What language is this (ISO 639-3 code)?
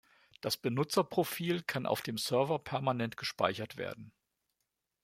deu